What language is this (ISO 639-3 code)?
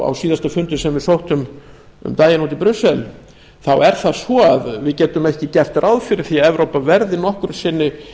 isl